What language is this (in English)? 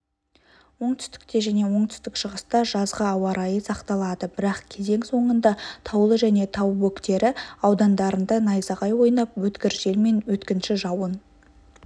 Kazakh